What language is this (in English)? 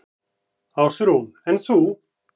Icelandic